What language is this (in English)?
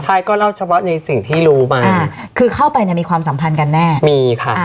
Thai